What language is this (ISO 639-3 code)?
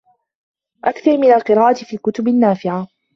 ara